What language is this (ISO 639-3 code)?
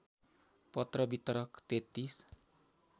nep